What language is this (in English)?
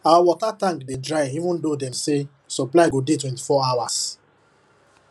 Nigerian Pidgin